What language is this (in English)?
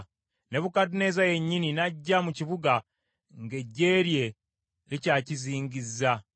Ganda